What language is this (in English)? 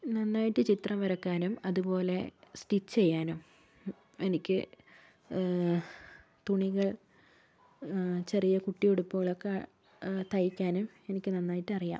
Malayalam